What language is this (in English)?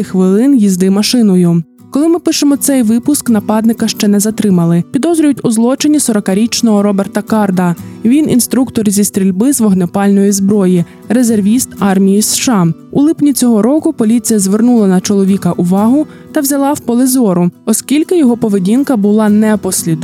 Ukrainian